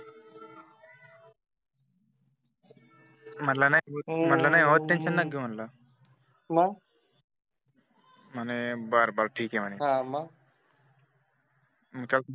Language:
Marathi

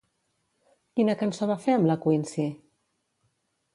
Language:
Catalan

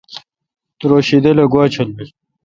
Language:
Kalkoti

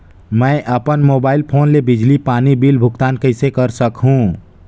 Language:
Chhattisgarhi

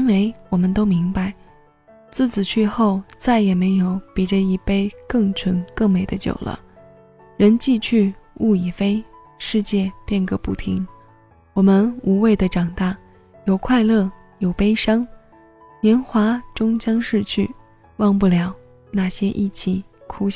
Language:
Chinese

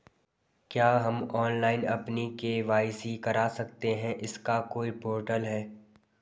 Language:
Hindi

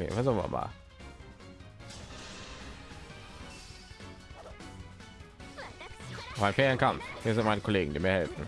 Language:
German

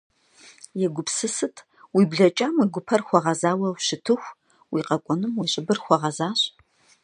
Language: Kabardian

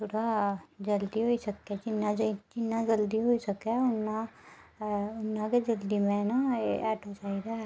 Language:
Dogri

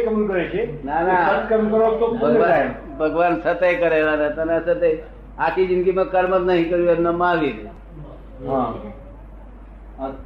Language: Gujarati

